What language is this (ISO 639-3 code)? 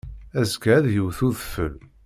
kab